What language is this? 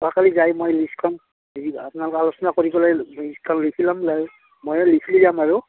Assamese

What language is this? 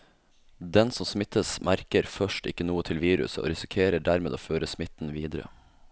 Norwegian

